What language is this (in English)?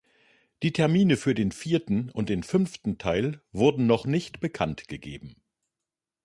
German